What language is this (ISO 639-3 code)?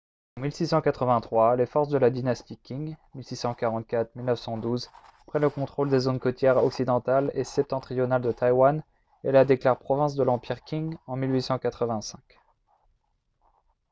fra